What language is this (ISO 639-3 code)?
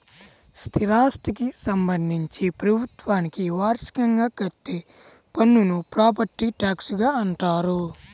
tel